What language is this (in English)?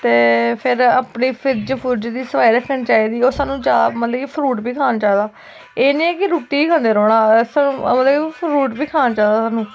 Dogri